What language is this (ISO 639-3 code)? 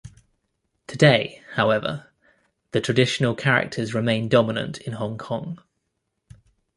eng